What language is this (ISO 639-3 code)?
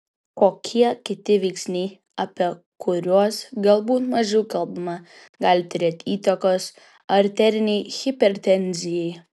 lit